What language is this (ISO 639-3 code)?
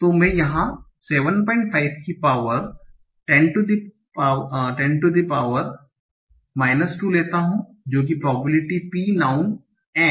hin